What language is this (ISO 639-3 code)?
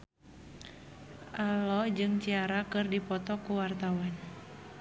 sun